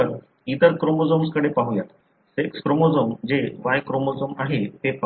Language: Marathi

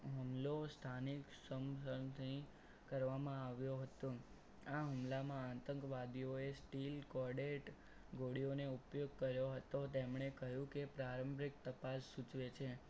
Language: Gujarati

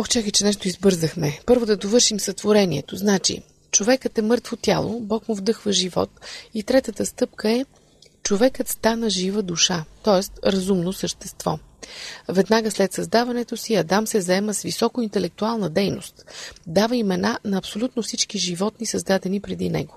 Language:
Bulgarian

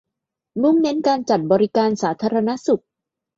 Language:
Thai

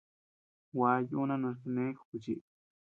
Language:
Tepeuxila Cuicatec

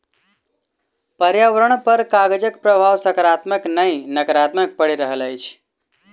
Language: Maithili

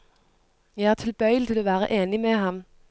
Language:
Norwegian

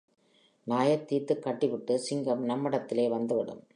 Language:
Tamil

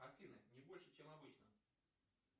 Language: Russian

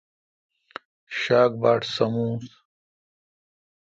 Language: Kalkoti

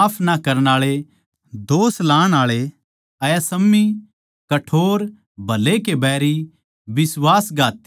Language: Haryanvi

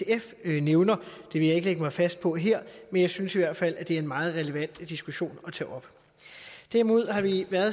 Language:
Danish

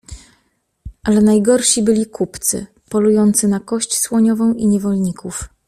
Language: Polish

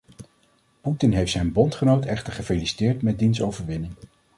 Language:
Dutch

